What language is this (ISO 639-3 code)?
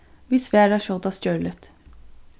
fao